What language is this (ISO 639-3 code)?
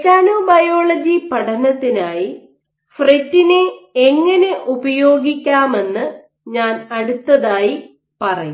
mal